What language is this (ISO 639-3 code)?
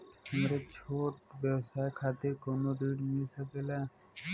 bho